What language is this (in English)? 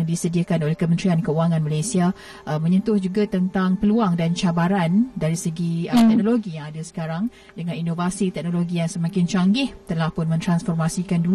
Malay